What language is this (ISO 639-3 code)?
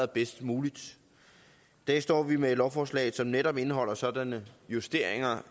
dan